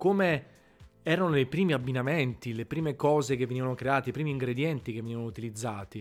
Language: Italian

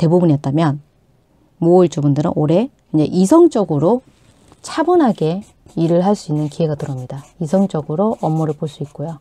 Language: Korean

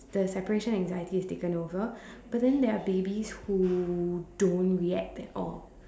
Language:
English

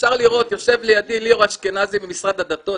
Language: Hebrew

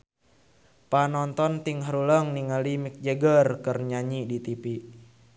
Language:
Sundanese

